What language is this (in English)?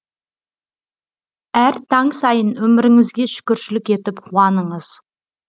Kazakh